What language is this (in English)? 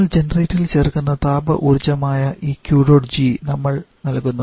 Malayalam